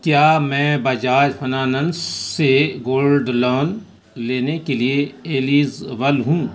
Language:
Urdu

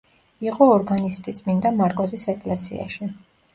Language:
Georgian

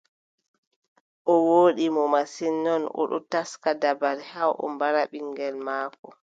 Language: Adamawa Fulfulde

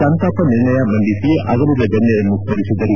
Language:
Kannada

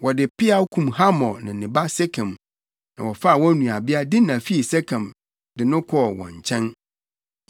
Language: Akan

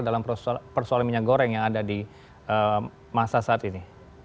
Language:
Indonesian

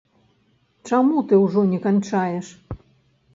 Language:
Belarusian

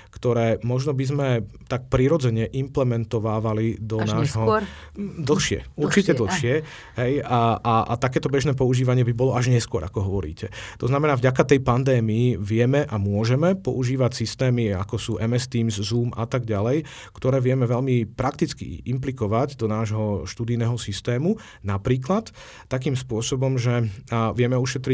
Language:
Slovak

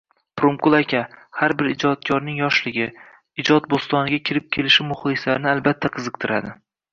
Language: Uzbek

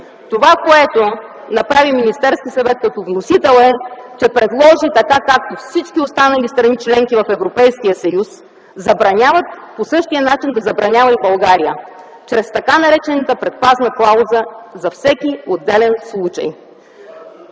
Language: Bulgarian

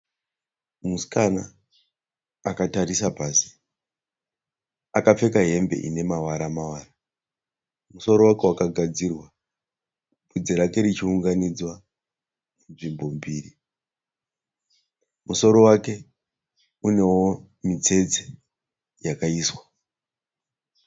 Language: Shona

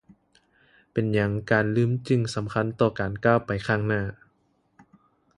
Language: Lao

